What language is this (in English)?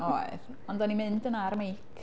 Welsh